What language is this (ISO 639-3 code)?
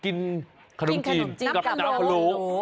tha